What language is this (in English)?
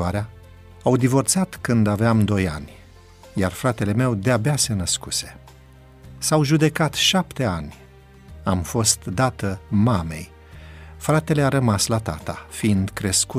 Romanian